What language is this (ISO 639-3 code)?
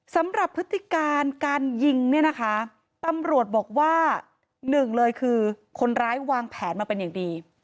tha